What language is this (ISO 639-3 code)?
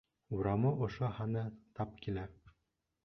bak